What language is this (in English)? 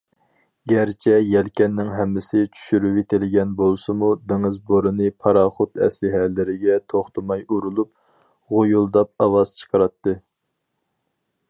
Uyghur